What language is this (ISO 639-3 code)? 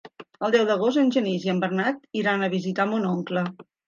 cat